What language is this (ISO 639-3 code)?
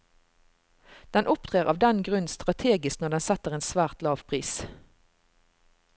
nor